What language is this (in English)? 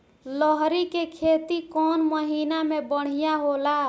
Bhojpuri